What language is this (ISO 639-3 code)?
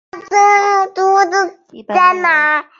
zho